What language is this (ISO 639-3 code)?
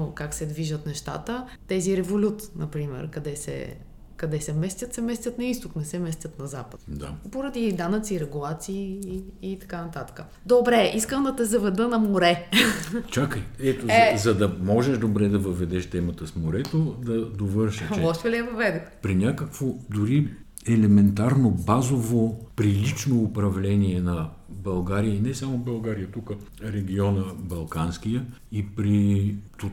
bul